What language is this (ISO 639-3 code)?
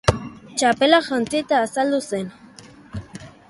eus